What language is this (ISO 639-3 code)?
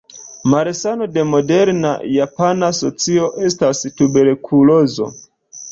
epo